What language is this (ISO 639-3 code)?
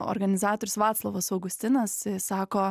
lit